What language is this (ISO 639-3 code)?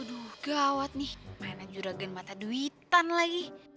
ind